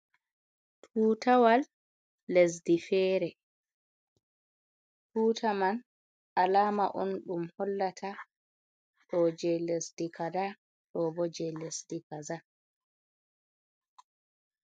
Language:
Fula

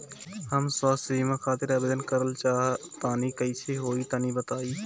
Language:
Bhojpuri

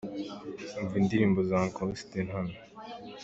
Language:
Kinyarwanda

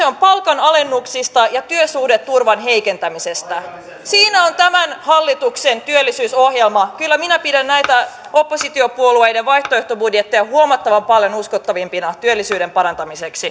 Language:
Finnish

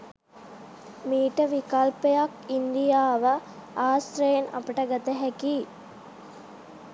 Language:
Sinhala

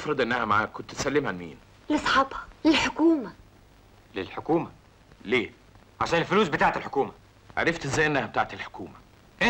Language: Arabic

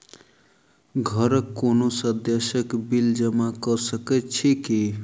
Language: Maithili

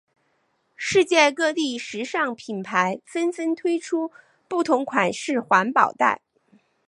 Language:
Chinese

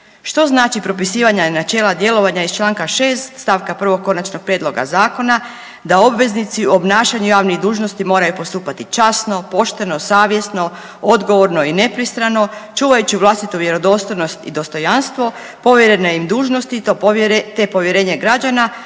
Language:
Croatian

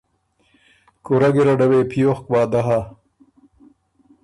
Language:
Ormuri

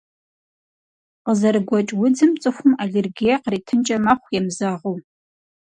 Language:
Kabardian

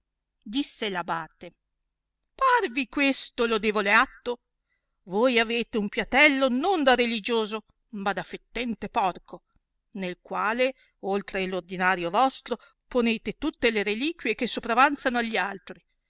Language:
Italian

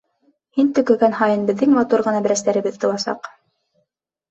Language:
Bashkir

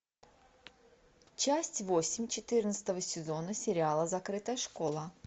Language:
Russian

